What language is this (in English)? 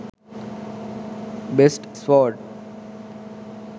Sinhala